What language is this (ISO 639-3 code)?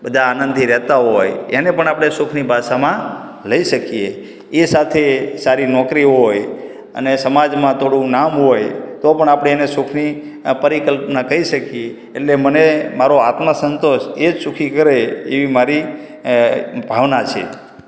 guj